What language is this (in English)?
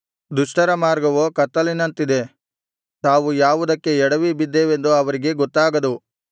Kannada